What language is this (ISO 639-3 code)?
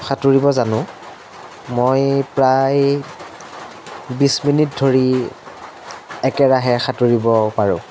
asm